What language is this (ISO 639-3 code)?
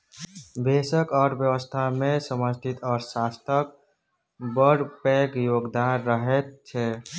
mai